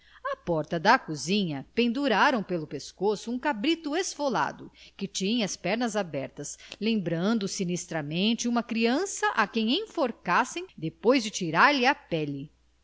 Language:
Portuguese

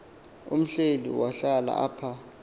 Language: Xhosa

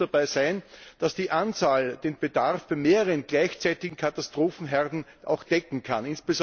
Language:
German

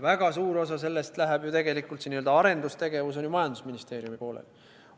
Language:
Estonian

